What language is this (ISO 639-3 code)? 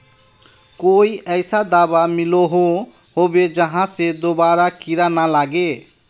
mag